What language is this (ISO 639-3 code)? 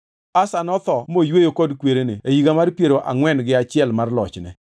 luo